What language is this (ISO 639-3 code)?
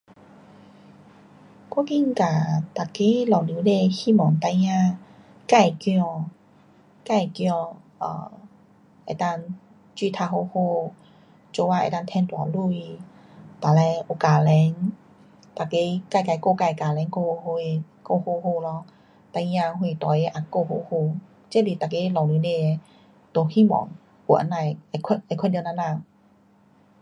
cpx